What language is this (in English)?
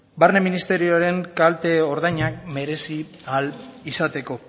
Basque